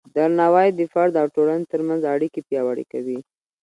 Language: Pashto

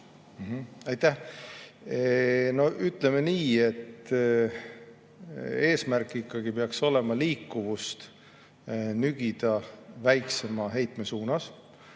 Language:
Estonian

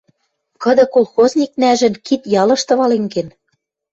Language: Western Mari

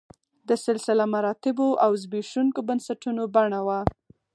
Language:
Pashto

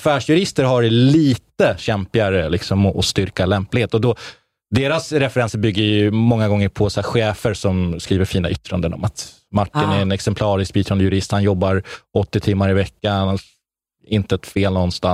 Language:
Swedish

